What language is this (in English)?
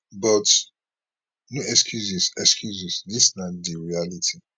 Nigerian Pidgin